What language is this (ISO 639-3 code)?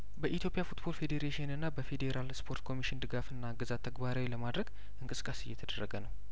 amh